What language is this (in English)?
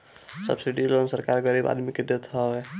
Bhojpuri